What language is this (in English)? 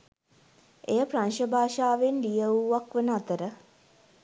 Sinhala